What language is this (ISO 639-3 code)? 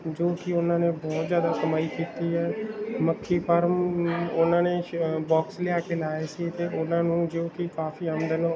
pan